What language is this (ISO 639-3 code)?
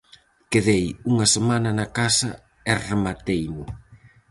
glg